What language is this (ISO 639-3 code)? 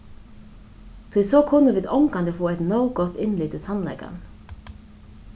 fao